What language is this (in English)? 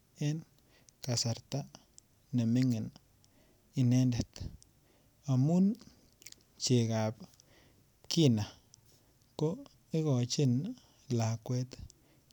Kalenjin